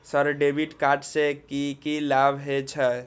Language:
Maithili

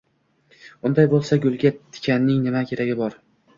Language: Uzbek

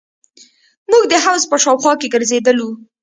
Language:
Pashto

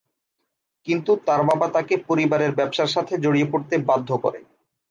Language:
Bangla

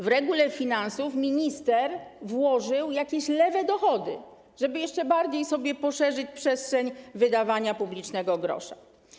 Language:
Polish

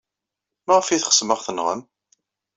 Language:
Kabyle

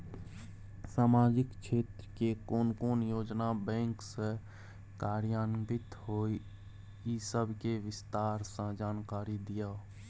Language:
Maithili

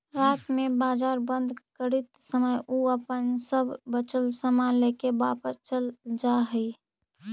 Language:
Magahi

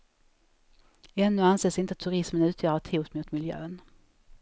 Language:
Swedish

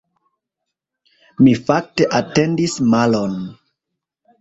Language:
Esperanto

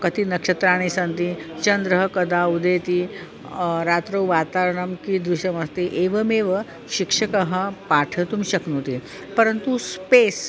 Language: Sanskrit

